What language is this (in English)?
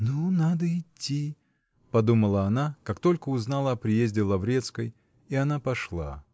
Russian